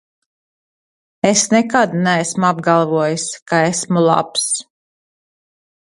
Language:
Latvian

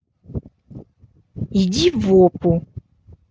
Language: Russian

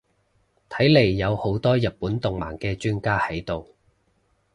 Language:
Cantonese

